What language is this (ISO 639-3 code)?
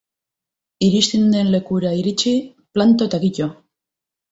eus